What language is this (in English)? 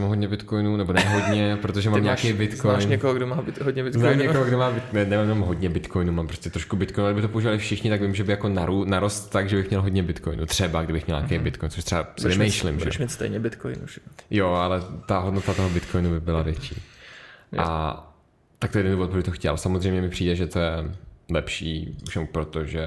Czech